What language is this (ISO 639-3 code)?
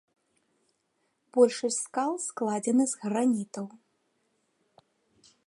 bel